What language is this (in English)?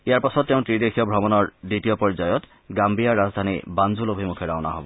Assamese